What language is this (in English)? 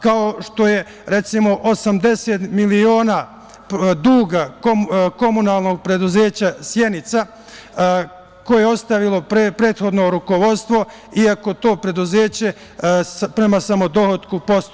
Serbian